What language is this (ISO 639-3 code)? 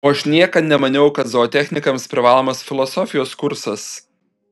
lit